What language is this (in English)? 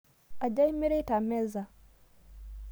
Masai